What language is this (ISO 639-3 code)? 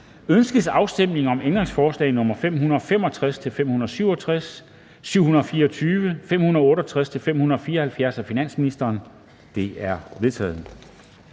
dan